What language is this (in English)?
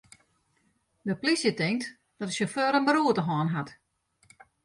Western Frisian